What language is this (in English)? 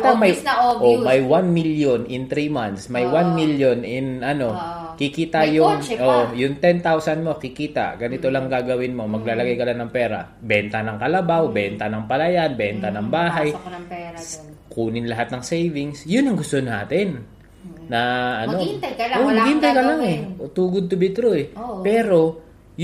Filipino